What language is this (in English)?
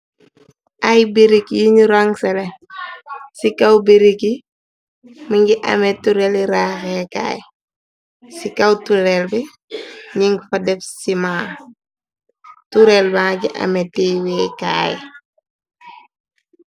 Wolof